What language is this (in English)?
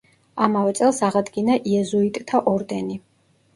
Georgian